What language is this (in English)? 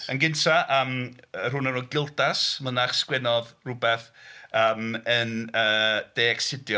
Welsh